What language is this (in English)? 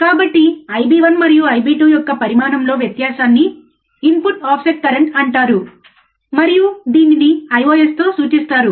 Telugu